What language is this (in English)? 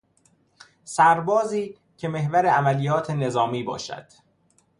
Persian